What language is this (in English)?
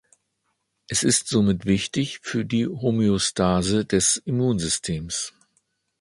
German